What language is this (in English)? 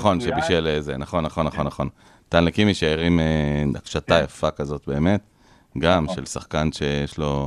Hebrew